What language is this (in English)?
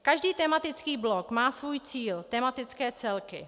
Czech